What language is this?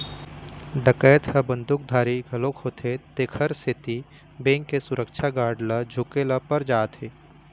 Chhattisgarhi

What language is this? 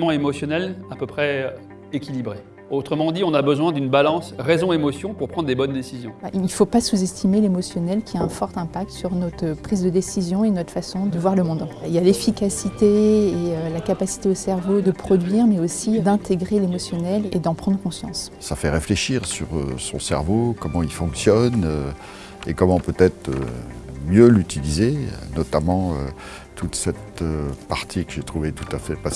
French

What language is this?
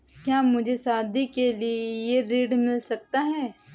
Hindi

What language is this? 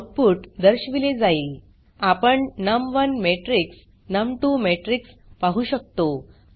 Marathi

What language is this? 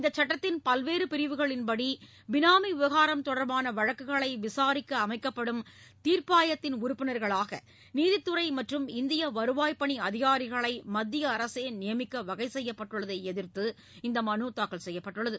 Tamil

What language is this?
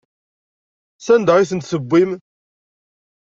Kabyle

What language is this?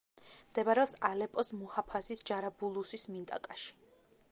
Georgian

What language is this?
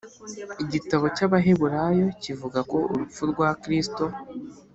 Kinyarwanda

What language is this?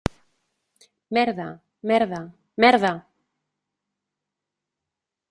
Catalan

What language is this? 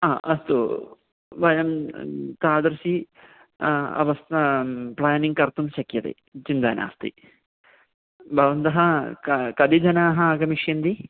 Sanskrit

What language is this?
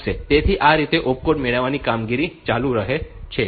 Gujarati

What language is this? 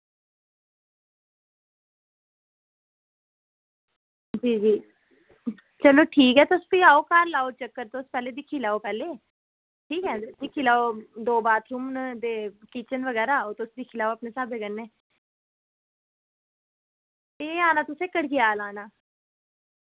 Dogri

